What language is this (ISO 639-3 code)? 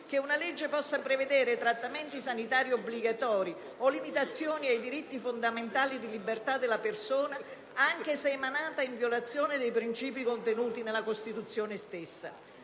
ita